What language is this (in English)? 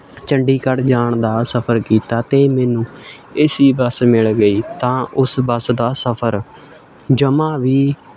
Punjabi